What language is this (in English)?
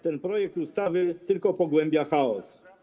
Polish